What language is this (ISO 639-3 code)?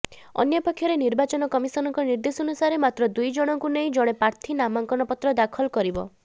ori